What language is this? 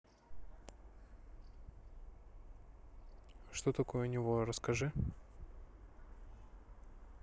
Russian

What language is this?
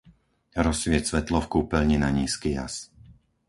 Slovak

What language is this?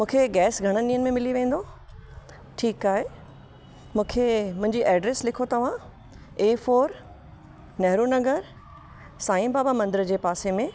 Sindhi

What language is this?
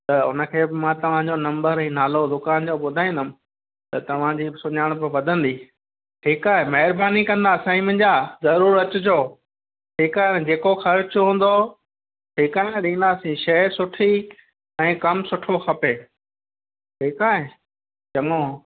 Sindhi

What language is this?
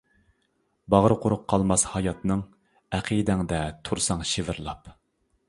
Uyghur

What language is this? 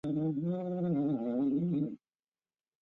Chinese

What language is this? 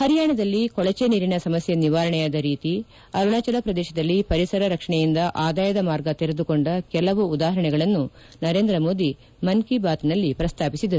Kannada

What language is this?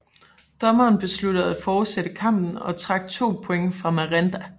Danish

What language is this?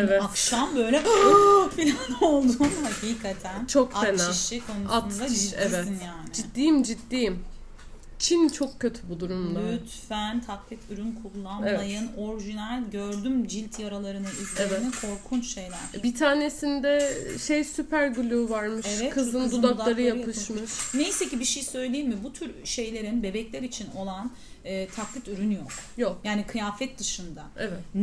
Turkish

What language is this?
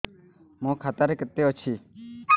Odia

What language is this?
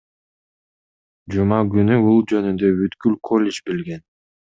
Kyrgyz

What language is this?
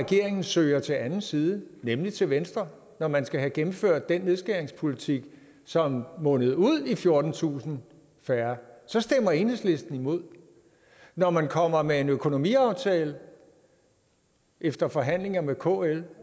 Danish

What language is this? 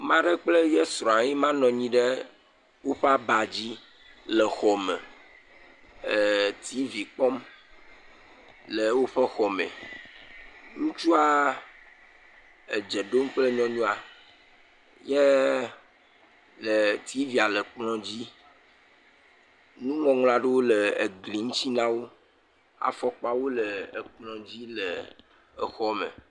Ewe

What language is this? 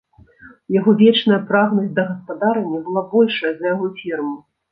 Belarusian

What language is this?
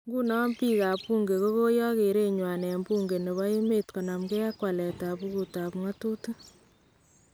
Kalenjin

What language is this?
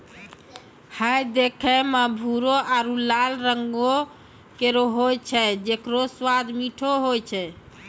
Maithili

